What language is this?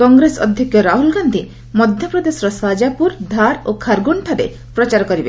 Odia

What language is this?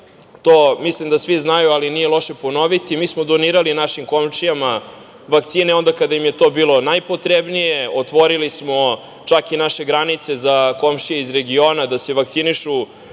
Serbian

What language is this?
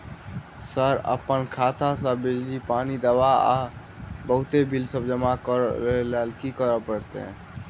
Maithili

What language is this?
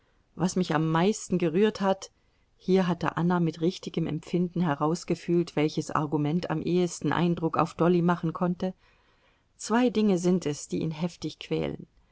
German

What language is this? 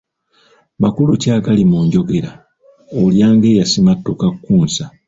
Ganda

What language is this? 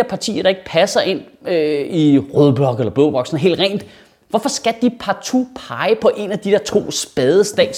Danish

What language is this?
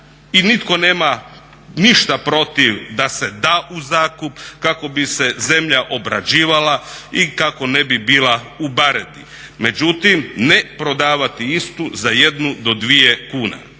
Croatian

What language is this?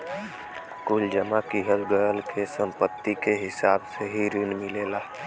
Bhojpuri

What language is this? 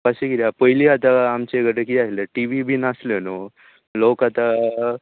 Konkani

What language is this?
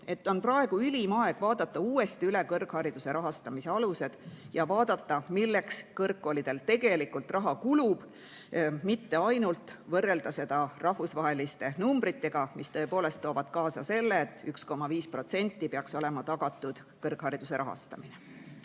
Estonian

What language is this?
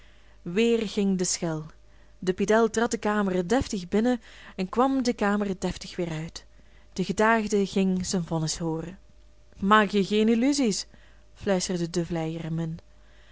Dutch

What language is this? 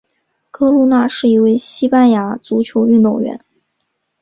Chinese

